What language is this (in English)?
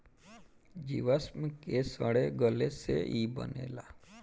Bhojpuri